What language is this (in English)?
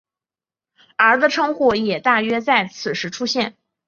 Chinese